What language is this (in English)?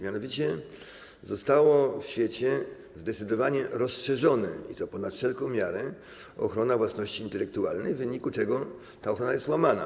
Polish